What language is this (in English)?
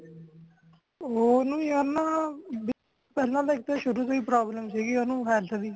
Punjabi